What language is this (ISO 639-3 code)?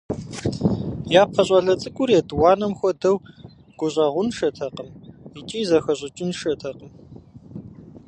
kbd